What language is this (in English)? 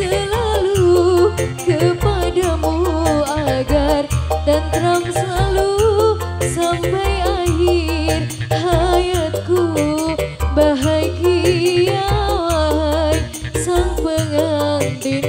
Indonesian